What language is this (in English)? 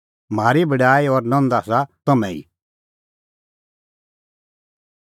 Kullu Pahari